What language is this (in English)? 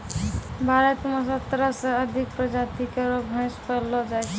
Maithili